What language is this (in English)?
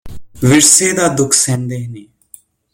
Punjabi